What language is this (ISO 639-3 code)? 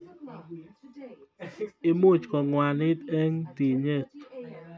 kln